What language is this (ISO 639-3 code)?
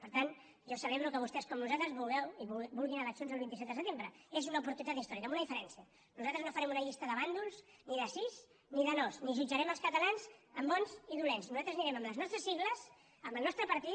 cat